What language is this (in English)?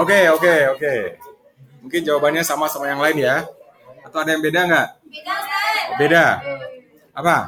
Indonesian